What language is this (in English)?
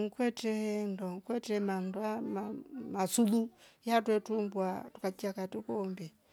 Rombo